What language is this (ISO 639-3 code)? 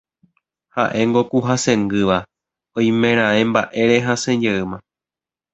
grn